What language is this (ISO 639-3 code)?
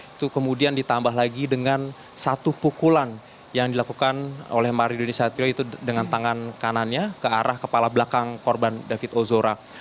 ind